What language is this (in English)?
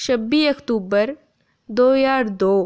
Dogri